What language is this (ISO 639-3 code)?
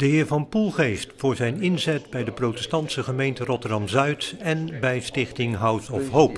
nld